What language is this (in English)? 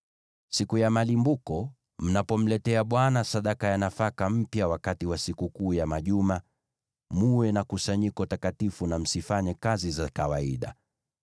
Swahili